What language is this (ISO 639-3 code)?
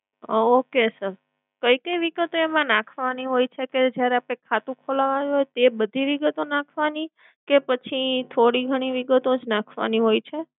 guj